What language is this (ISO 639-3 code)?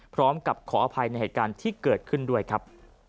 tha